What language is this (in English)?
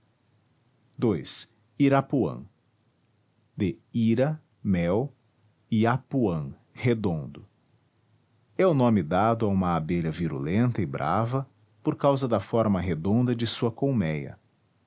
Portuguese